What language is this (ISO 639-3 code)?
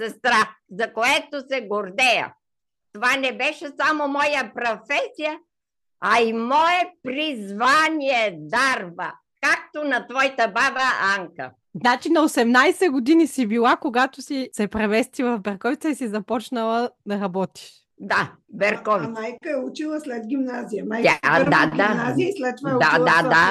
bul